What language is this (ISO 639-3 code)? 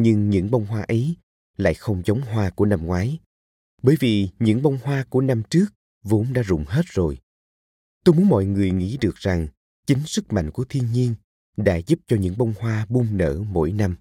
vie